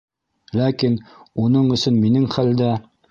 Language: Bashkir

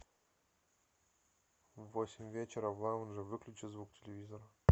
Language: Russian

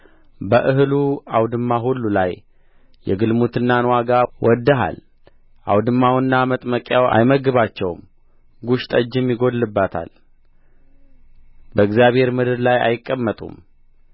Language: Amharic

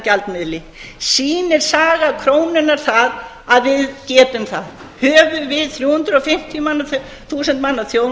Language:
Icelandic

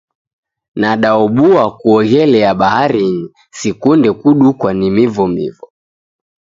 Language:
Taita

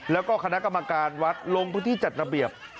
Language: Thai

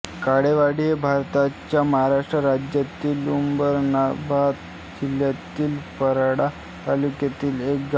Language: Marathi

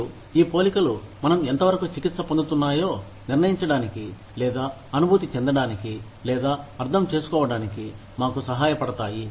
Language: Telugu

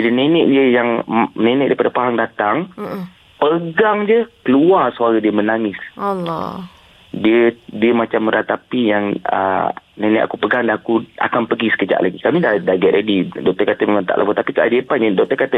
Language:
Malay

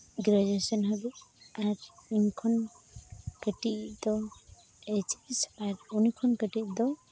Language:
Santali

